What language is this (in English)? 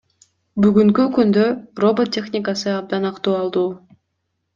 Kyrgyz